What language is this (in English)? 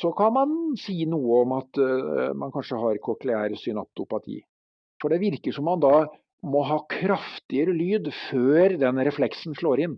Norwegian